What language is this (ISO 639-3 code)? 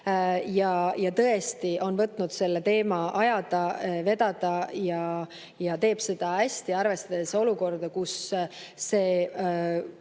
est